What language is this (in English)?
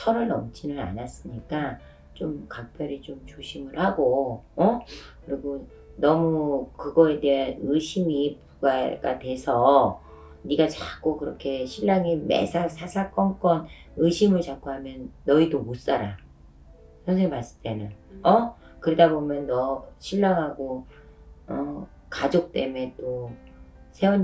Korean